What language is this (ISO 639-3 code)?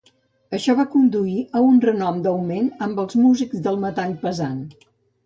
cat